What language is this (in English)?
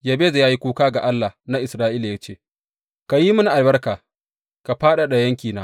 Hausa